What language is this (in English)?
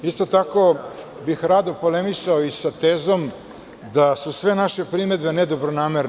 Serbian